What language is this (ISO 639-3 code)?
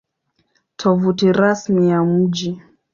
swa